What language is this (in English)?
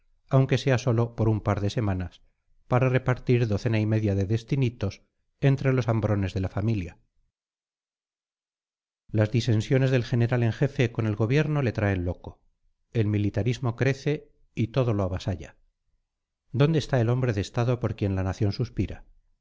Spanish